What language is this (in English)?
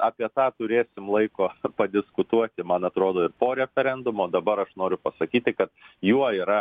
Lithuanian